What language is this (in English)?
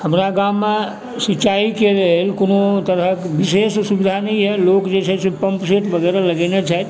Maithili